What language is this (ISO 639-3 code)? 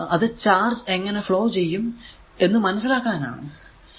mal